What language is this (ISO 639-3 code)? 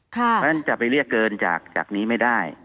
tha